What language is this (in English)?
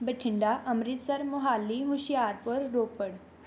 Punjabi